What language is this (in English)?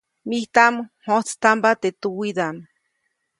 Copainalá Zoque